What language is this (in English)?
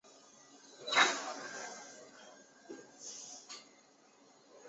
Chinese